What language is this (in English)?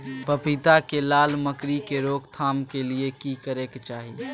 Maithili